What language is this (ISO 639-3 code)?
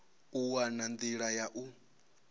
ven